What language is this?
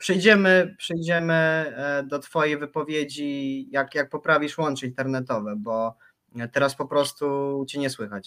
Polish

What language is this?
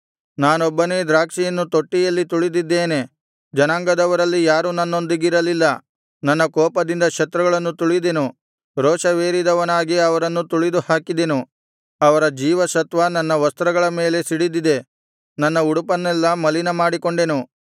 Kannada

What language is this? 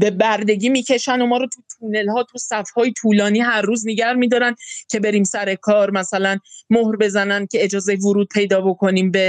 Persian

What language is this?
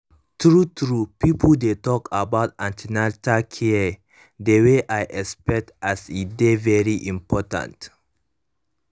Nigerian Pidgin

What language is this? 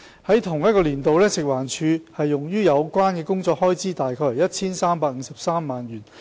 Cantonese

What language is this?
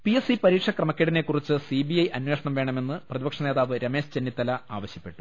Malayalam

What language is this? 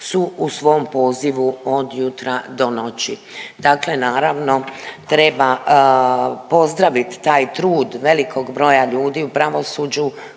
Croatian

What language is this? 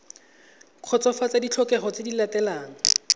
Tswana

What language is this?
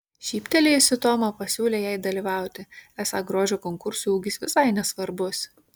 Lithuanian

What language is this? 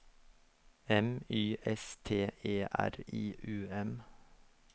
Norwegian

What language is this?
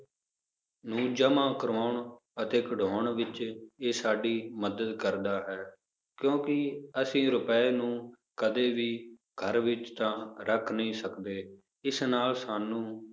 Punjabi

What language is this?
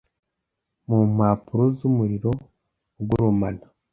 Kinyarwanda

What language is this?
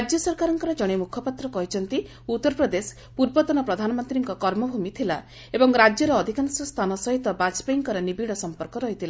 Odia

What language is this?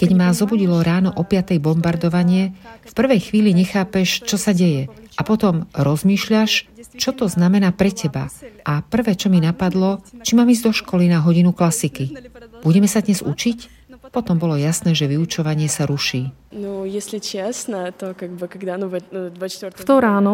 Slovak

